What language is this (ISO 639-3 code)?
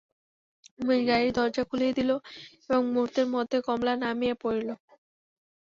ben